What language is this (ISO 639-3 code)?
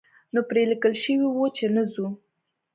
pus